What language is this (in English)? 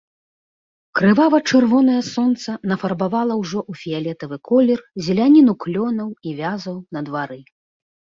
Belarusian